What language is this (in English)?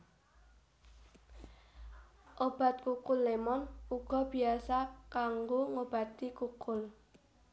Javanese